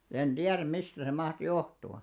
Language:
Finnish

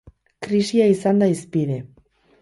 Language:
Basque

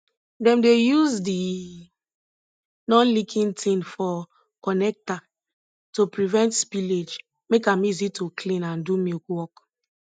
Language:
Nigerian Pidgin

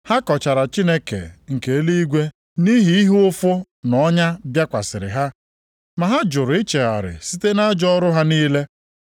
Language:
Igbo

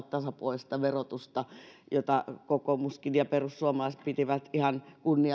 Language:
Finnish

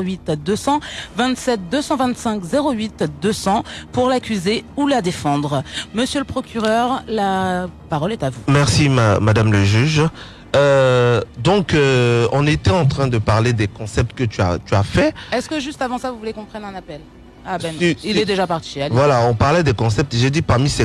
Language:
French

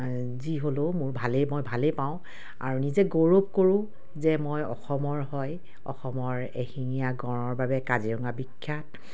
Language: Assamese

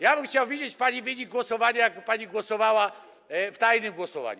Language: Polish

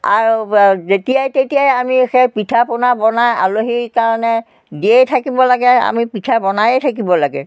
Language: Assamese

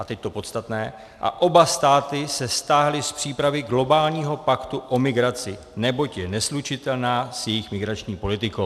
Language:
Czech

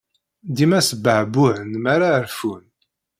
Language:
Kabyle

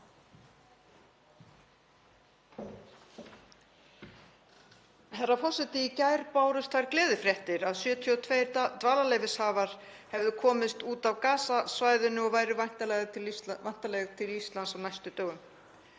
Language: Icelandic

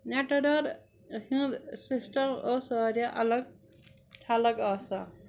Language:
Kashmiri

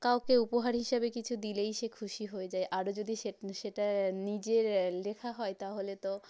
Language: Bangla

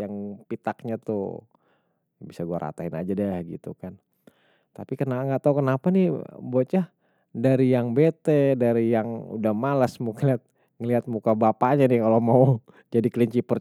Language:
Betawi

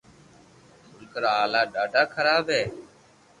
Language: Loarki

